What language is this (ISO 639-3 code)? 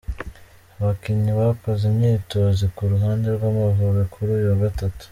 kin